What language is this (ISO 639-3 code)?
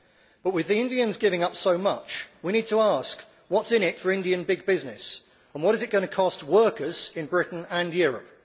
eng